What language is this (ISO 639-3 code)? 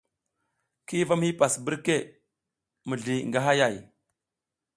giz